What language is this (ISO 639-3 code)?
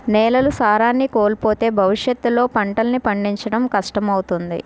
tel